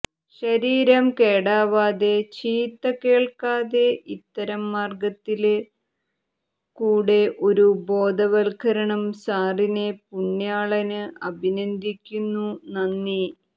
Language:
Malayalam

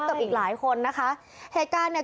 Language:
Thai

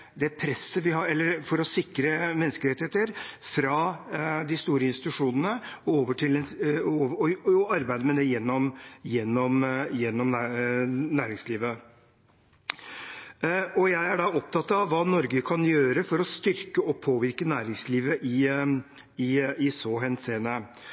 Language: Norwegian Bokmål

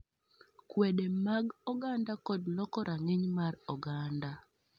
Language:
Luo (Kenya and Tanzania)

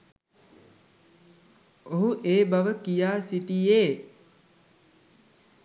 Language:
Sinhala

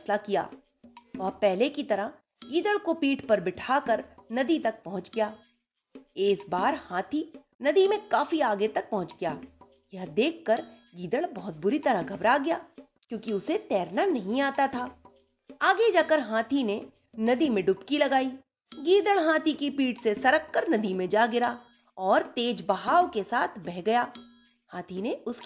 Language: Hindi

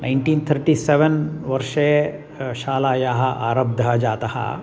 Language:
Sanskrit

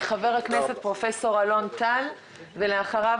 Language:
Hebrew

